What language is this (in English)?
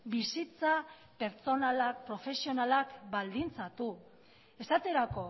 Basque